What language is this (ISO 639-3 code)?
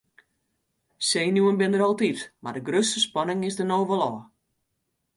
fry